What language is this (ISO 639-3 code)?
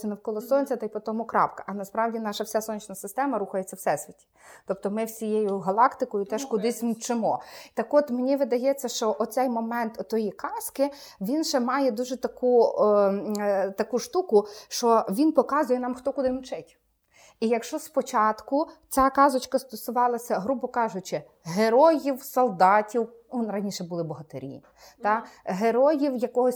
ukr